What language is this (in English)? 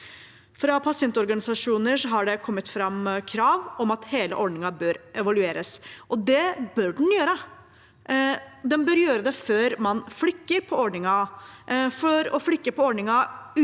Norwegian